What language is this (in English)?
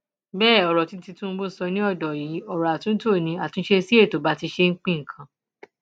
Yoruba